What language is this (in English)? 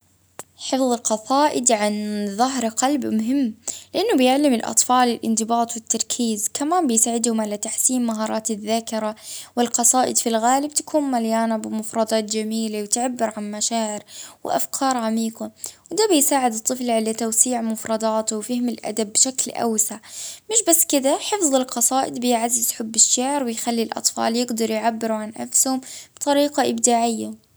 Libyan Arabic